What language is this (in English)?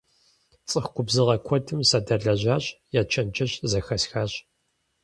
Kabardian